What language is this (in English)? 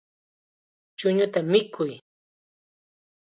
Chiquián Ancash Quechua